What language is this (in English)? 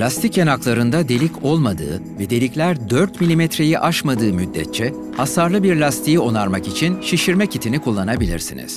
Turkish